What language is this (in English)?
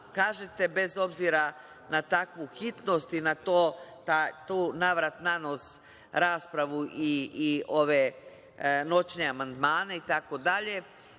Serbian